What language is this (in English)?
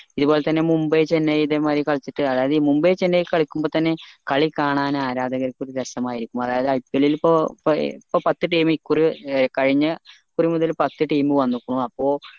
Malayalam